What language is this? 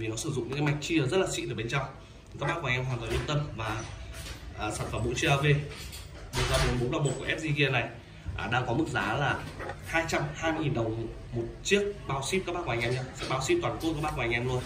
Vietnamese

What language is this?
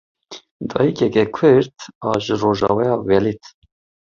Kurdish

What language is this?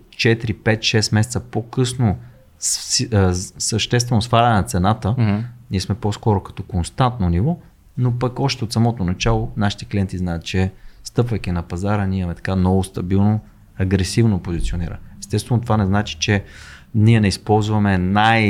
Bulgarian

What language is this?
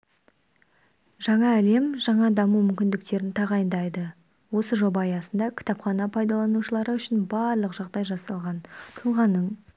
Kazakh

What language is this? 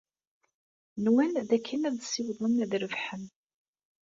Kabyle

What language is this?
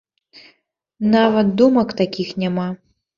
Belarusian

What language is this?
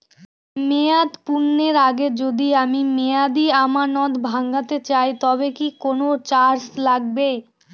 Bangla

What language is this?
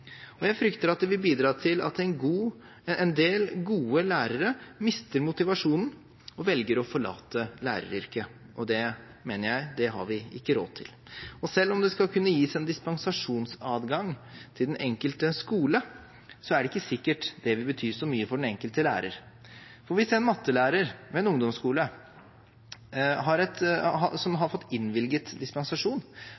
Norwegian Bokmål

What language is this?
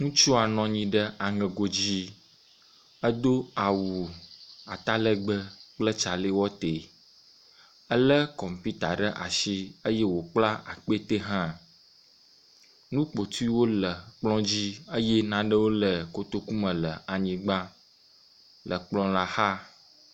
Ewe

